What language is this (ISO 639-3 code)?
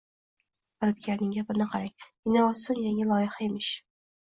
uzb